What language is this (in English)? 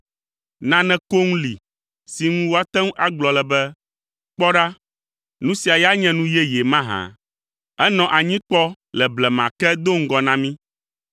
Ewe